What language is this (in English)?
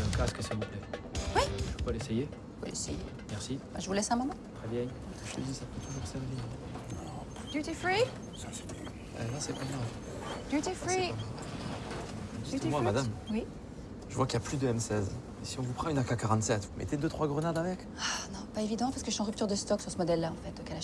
French